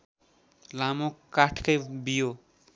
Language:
Nepali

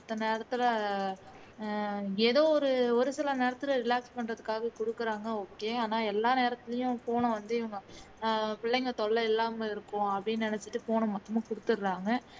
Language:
Tamil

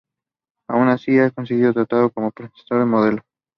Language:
Spanish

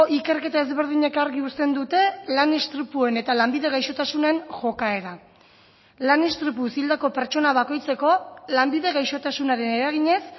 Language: Basque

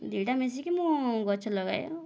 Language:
Odia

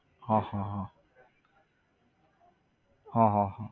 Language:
Gujarati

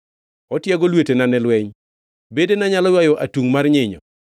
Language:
Luo (Kenya and Tanzania)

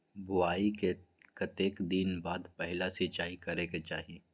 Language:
Magahi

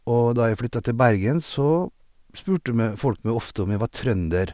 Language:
Norwegian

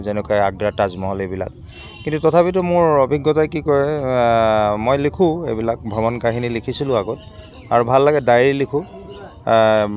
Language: Assamese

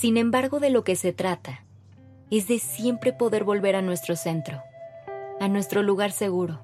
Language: Spanish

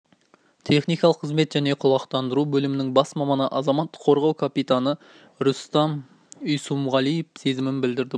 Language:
Kazakh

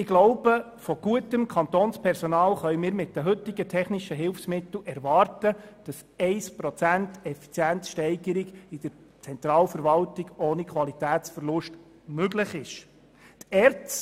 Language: Swiss German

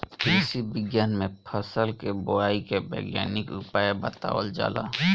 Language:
Bhojpuri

